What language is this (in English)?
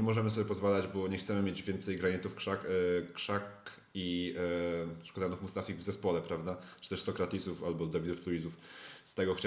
Polish